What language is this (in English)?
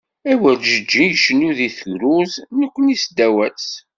Kabyle